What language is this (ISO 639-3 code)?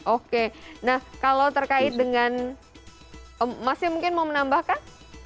ind